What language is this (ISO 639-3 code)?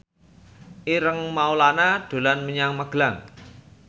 jav